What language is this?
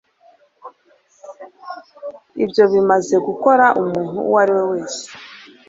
Kinyarwanda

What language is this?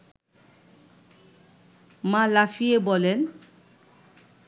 Bangla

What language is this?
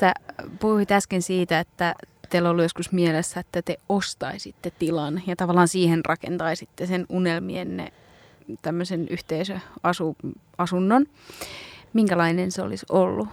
Finnish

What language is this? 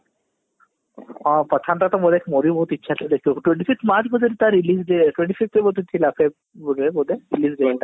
Odia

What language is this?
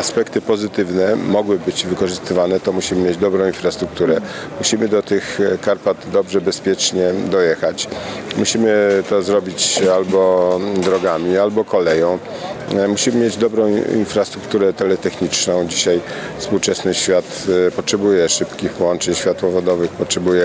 Polish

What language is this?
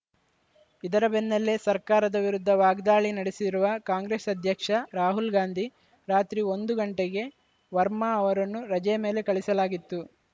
Kannada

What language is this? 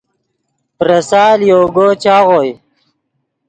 Yidgha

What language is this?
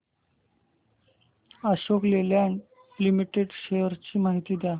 Marathi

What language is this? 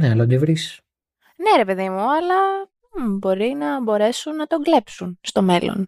Greek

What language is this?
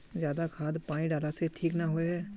Magahi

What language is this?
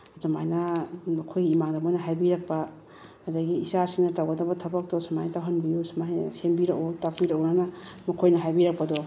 Manipuri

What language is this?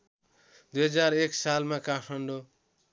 Nepali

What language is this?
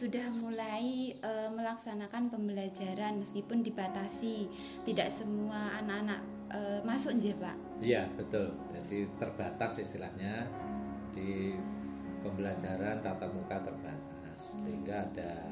Indonesian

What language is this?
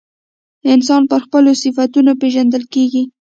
Pashto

